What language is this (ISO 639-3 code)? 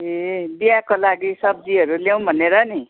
nep